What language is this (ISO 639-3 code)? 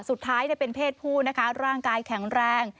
tha